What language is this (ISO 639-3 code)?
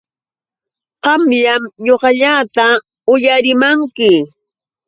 qux